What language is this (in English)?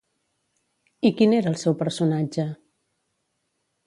Catalan